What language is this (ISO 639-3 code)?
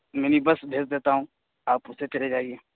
urd